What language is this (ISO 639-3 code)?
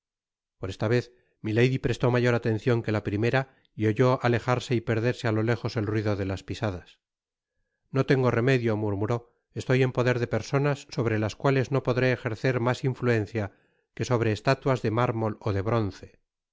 spa